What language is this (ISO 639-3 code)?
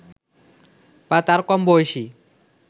ben